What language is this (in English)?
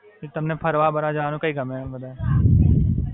Gujarati